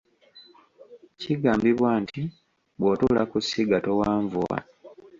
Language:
Ganda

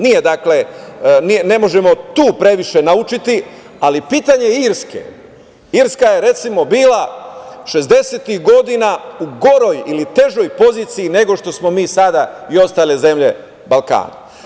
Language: Serbian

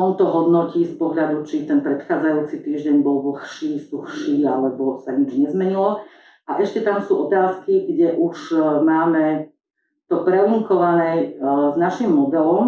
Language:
Slovak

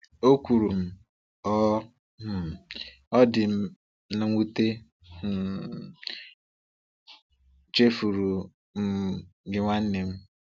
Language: Igbo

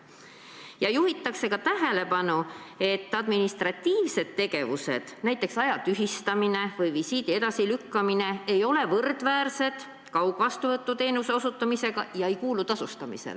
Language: Estonian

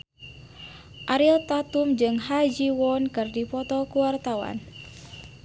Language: Sundanese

